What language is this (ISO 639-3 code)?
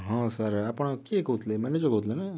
ori